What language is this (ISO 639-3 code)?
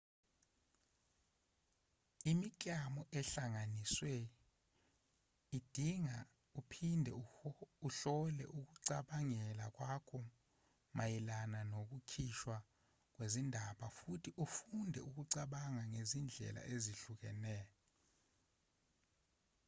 zul